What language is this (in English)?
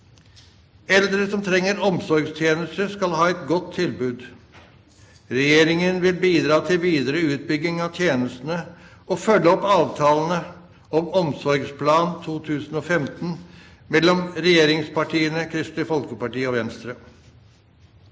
Norwegian